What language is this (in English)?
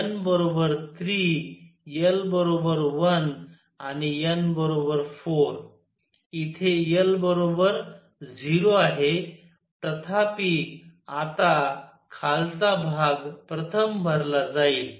Marathi